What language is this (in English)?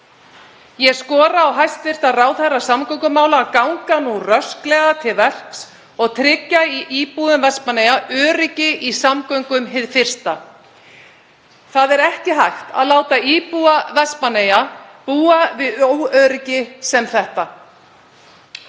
Icelandic